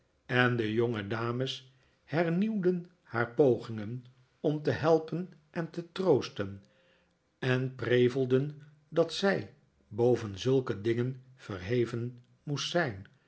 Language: Dutch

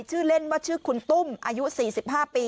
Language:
Thai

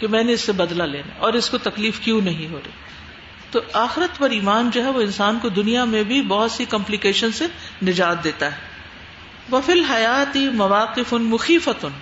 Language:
Urdu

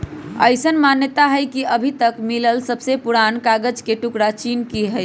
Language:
Magahi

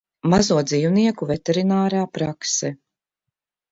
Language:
Latvian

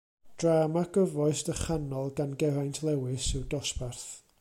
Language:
Welsh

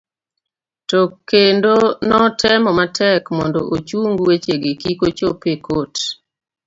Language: Luo (Kenya and Tanzania)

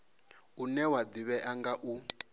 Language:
Venda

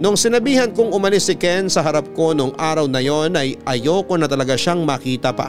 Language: Filipino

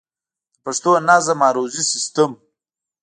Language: Pashto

